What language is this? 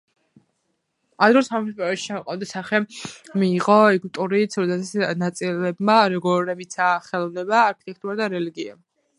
Georgian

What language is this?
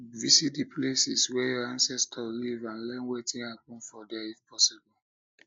Nigerian Pidgin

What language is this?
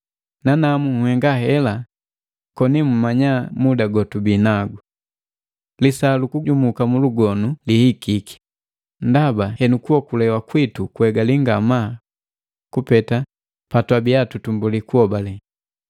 Matengo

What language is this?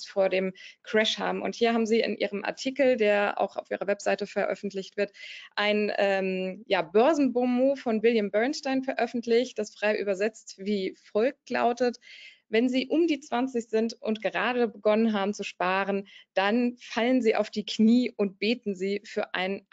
German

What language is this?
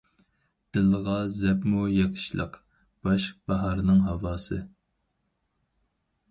Uyghur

